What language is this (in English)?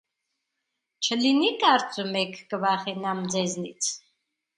Armenian